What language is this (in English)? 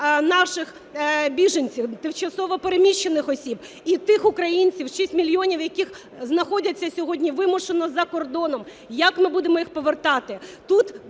Ukrainian